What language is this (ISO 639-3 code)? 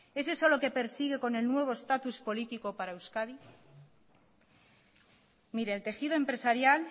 spa